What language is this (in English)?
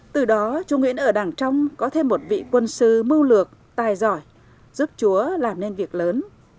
Vietnamese